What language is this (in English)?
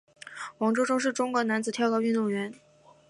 Chinese